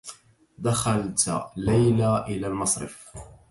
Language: Arabic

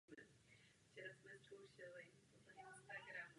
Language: Czech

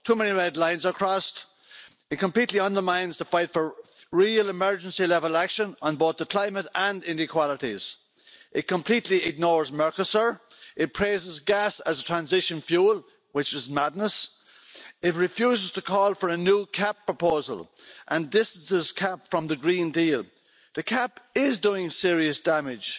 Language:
English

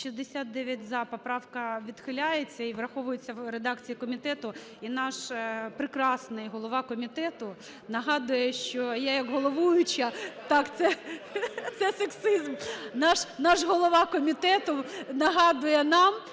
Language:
Ukrainian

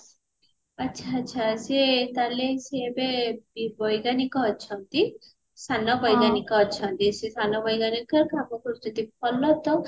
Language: Odia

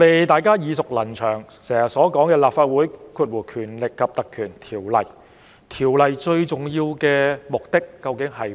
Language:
Cantonese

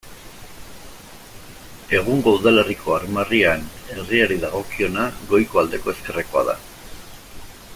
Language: Basque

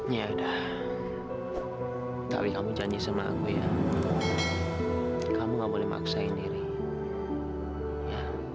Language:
Indonesian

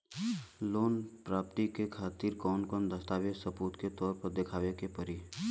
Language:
Bhojpuri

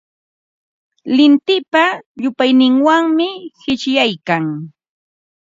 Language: Ambo-Pasco Quechua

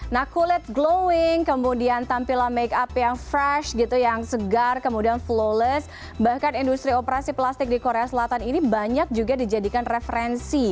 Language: Indonesian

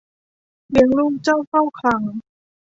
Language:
Thai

